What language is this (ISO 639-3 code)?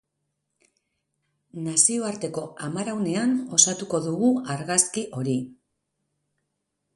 eus